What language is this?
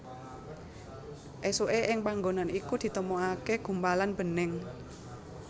Javanese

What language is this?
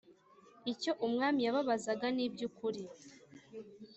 Kinyarwanda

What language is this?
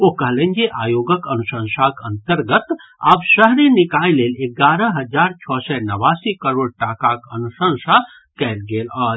Maithili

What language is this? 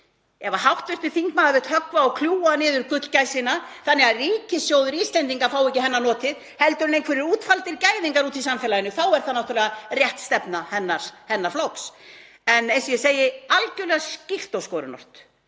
Icelandic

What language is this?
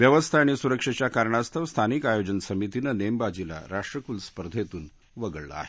Marathi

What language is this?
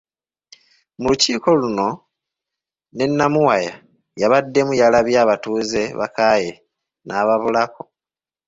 Ganda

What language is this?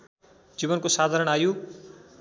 Nepali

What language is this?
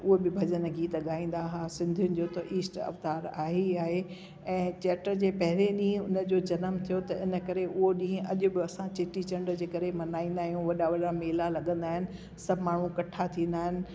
Sindhi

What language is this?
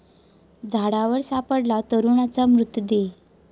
Marathi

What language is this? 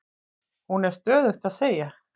Icelandic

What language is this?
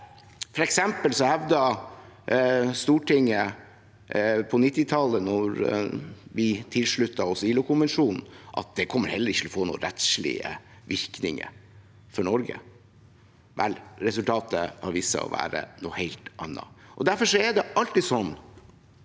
Norwegian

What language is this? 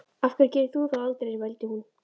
Icelandic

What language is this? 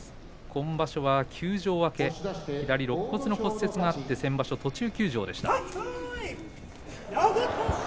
Japanese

